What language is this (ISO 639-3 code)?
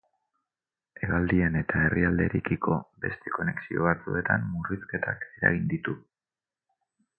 eus